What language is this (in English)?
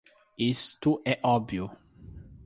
Portuguese